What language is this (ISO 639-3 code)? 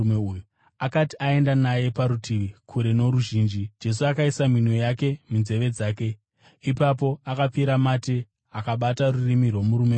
sna